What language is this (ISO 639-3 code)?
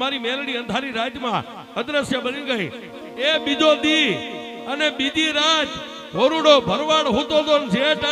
guj